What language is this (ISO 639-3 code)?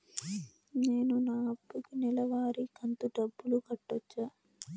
tel